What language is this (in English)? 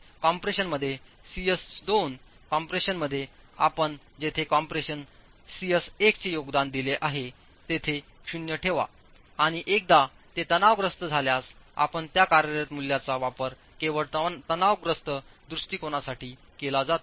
Marathi